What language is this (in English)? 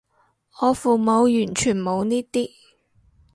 Cantonese